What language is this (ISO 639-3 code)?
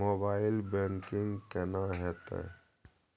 mai